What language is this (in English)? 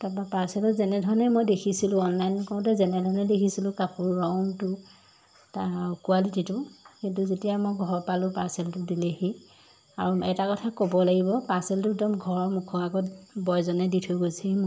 Assamese